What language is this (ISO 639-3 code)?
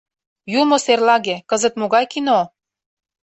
chm